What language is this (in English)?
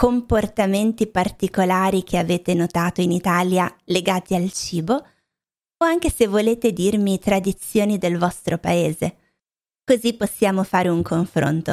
Italian